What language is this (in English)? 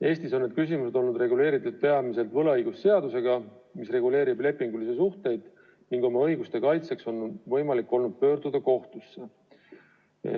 Estonian